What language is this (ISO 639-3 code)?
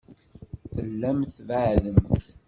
kab